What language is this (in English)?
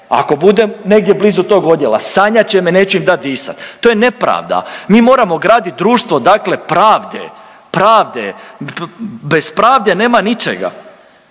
Croatian